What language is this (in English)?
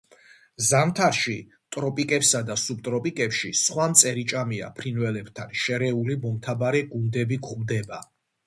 Georgian